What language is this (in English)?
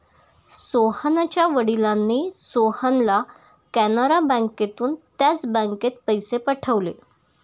Marathi